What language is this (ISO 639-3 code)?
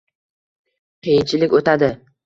uzb